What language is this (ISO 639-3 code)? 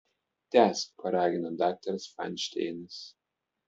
lit